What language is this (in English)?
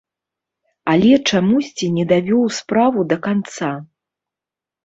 Belarusian